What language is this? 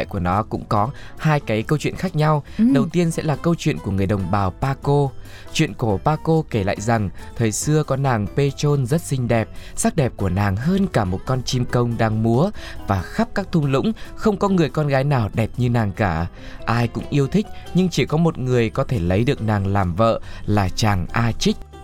Vietnamese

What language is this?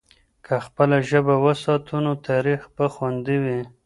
Pashto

